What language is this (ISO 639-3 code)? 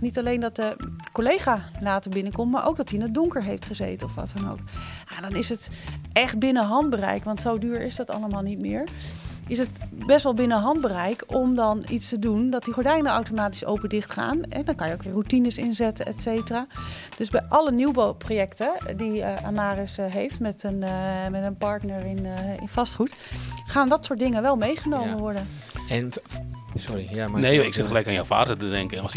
nld